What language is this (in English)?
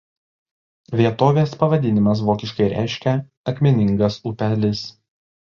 Lithuanian